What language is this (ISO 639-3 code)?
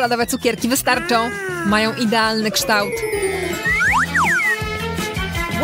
pol